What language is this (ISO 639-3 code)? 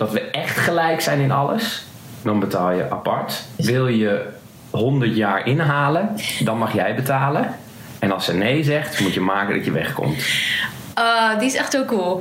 nld